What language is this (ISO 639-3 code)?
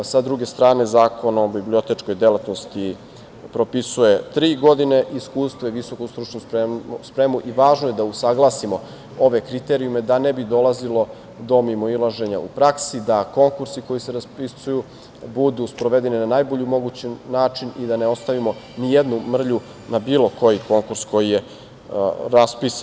srp